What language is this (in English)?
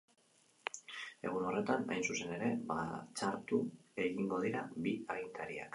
Basque